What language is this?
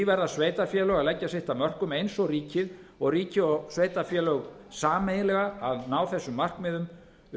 Icelandic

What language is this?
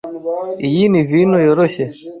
Kinyarwanda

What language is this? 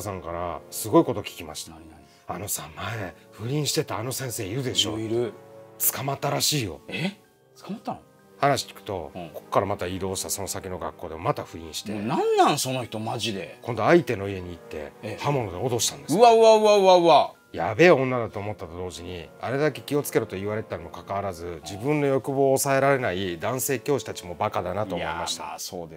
Japanese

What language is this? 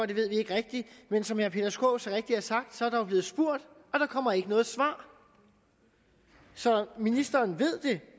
Danish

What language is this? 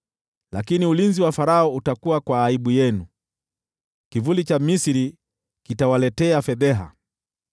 Swahili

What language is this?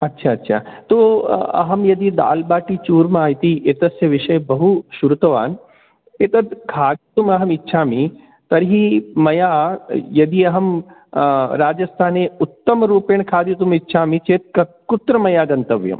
Sanskrit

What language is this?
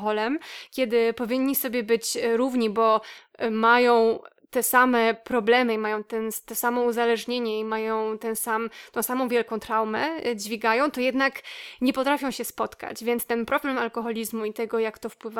Polish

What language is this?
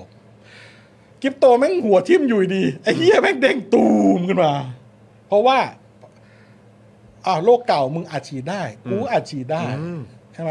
Thai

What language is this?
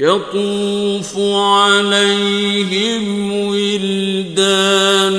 Arabic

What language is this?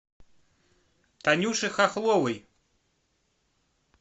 Russian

